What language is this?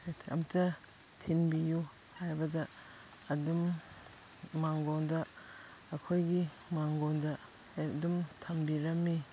Manipuri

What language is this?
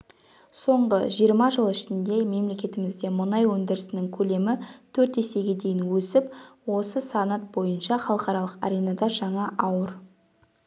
Kazakh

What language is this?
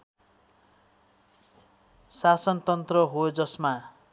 Nepali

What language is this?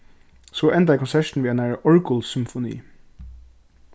Faroese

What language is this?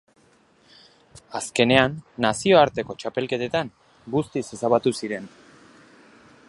Basque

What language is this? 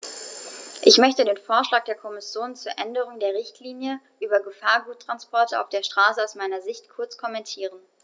German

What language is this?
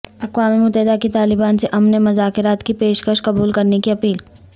Urdu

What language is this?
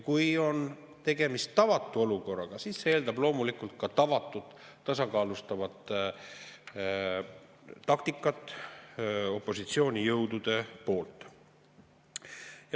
Estonian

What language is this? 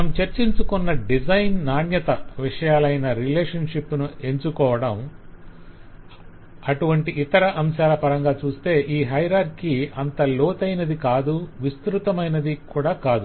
Telugu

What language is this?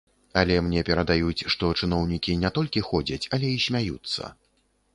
Belarusian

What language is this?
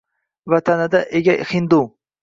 Uzbek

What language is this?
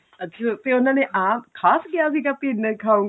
Punjabi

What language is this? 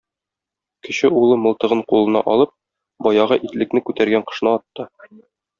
Tatar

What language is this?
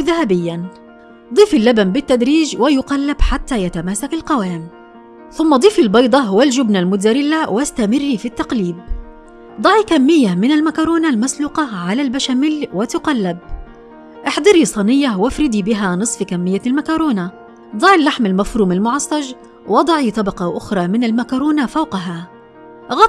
Arabic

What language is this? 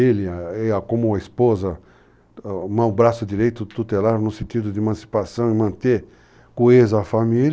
Portuguese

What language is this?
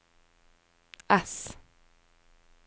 Norwegian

